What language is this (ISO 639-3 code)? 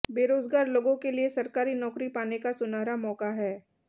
hin